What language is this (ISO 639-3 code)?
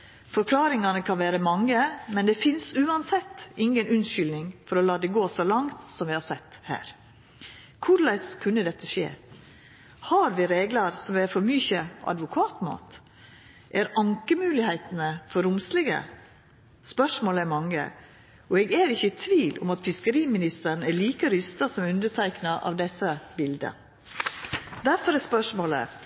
nno